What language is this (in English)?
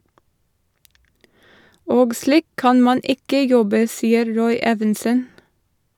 Norwegian